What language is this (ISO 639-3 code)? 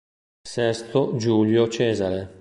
ita